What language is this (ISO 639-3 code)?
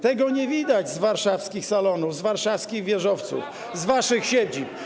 pol